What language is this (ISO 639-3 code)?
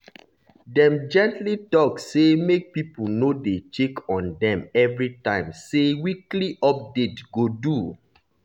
pcm